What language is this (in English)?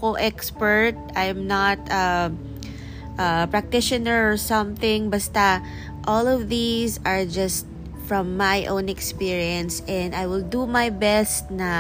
Filipino